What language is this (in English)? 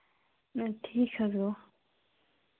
Kashmiri